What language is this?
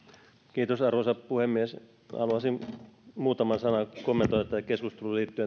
Finnish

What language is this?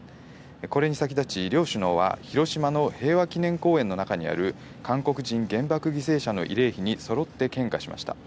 Japanese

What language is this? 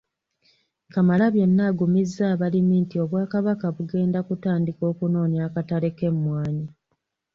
Ganda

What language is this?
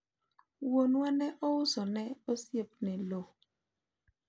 Luo (Kenya and Tanzania)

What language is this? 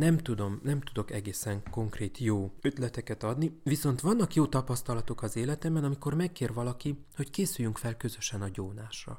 Hungarian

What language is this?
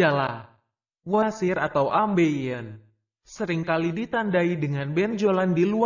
Indonesian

